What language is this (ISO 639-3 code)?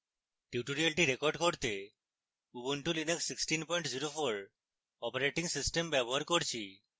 ben